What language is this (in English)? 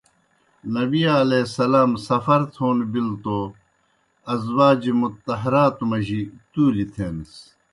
Kohistani Shina